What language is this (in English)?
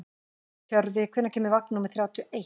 Icelandic